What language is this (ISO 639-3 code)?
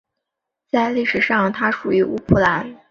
zho